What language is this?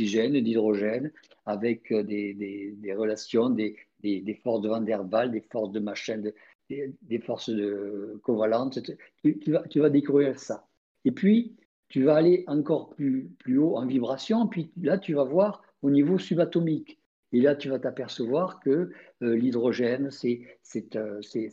French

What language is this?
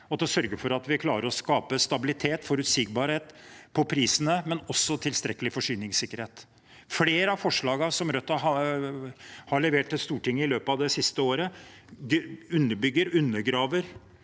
Norwegian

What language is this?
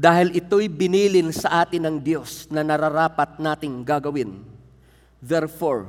Filipino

